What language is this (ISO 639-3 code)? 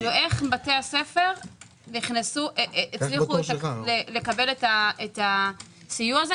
heb